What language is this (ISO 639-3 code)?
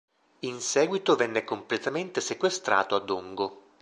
ita